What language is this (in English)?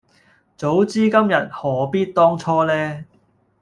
Cantonese